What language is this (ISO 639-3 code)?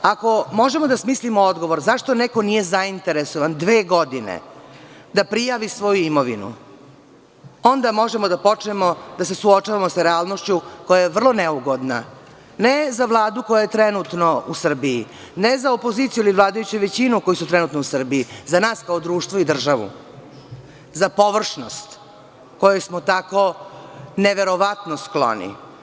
srp